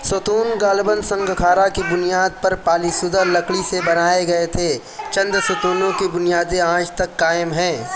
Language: Urdu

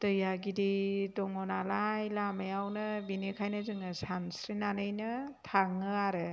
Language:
Bodo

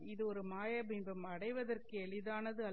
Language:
Tamil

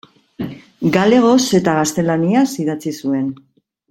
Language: Basque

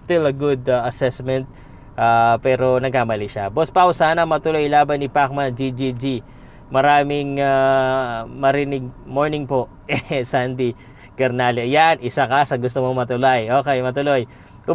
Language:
Filipino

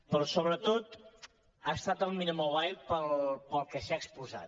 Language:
Catalan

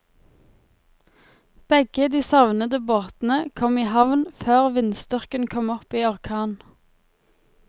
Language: Norwegian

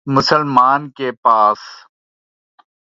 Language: Urdu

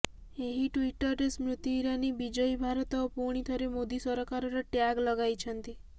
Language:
Odia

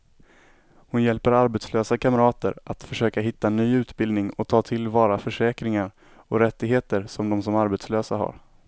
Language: Swedish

